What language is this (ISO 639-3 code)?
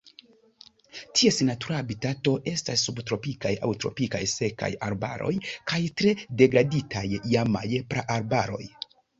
epo